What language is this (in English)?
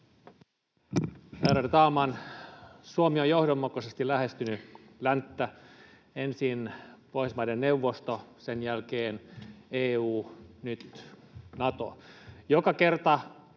Finnish